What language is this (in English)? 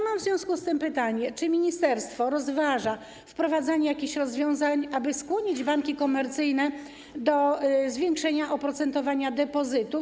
Polish